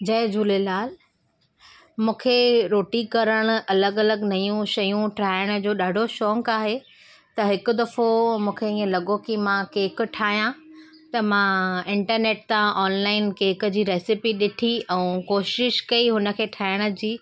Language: Sindhi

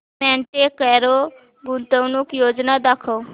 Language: Marathi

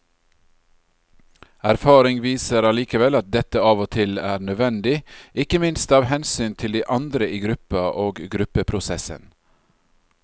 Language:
Norwegian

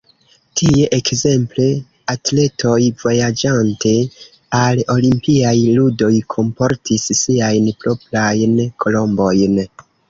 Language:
Esperanto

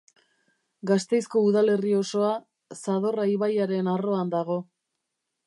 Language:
Basque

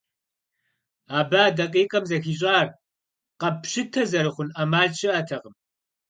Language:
Kabardian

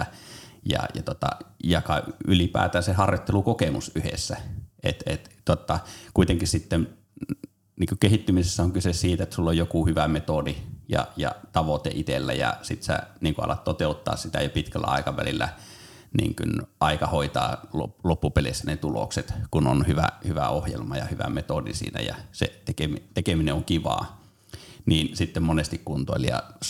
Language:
Finnish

